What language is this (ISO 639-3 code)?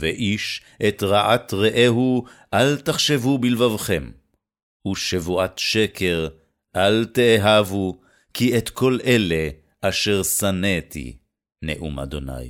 heb